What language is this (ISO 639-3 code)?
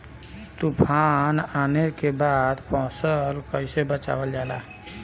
bho